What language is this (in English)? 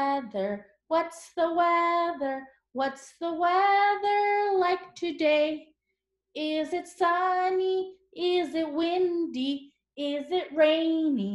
English